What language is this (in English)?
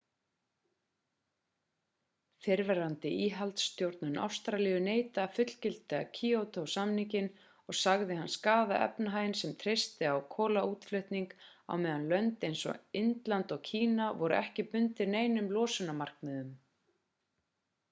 Icelandic